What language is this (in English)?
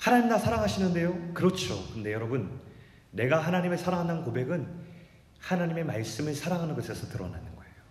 Korean